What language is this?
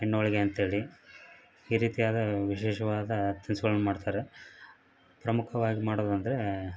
Kannada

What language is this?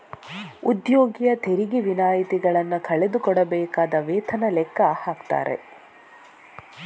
Kannada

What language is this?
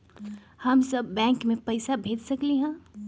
Magahi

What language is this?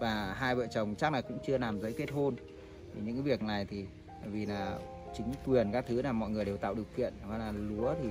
Vietnamese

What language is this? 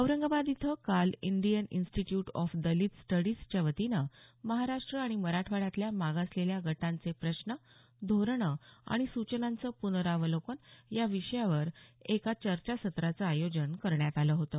Marathi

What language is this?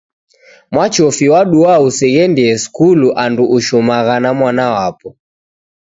Taita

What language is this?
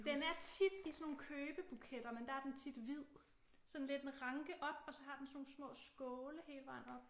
Danish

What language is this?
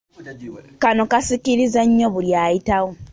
Ganda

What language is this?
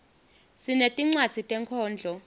Swati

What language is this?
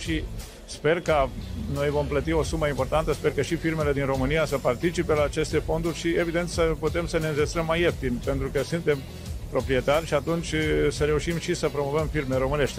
Romanian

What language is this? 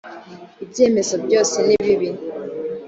Kinyarwanda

